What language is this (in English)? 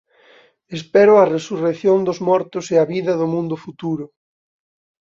Galician